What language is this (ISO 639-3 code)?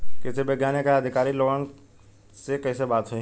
bho